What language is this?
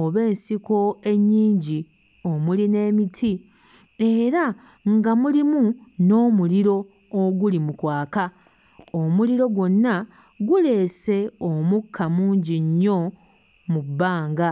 Ganda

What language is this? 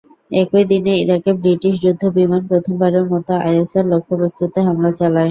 Bangla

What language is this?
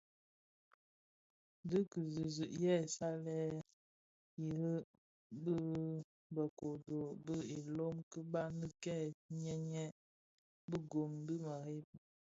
Bafia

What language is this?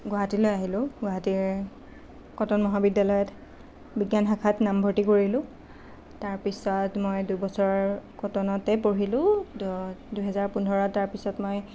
Assamese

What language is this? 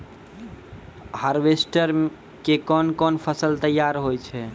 Maithili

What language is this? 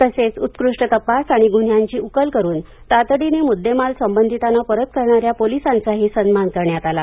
Marathi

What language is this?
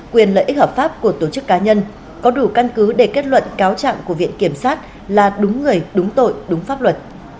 Vietnamese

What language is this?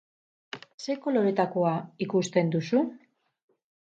Basque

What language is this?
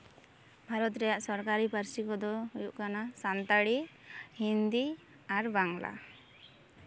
Santali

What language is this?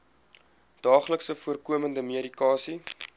Afrikaans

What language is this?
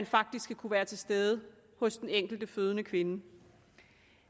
Danish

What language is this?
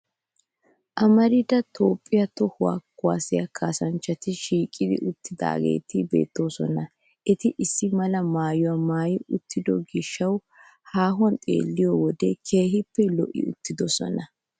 Wolaytta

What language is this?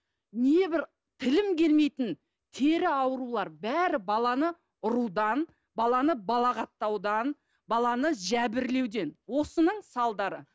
Kazakh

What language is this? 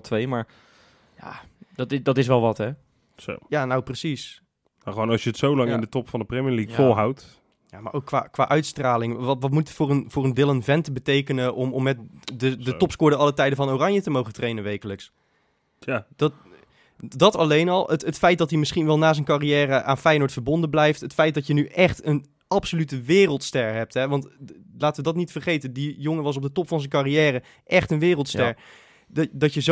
Dutch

